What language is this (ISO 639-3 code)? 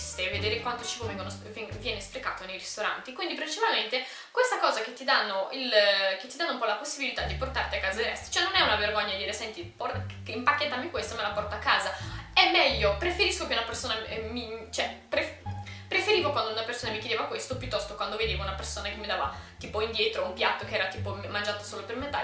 ita